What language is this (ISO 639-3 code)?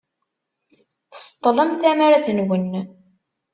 kab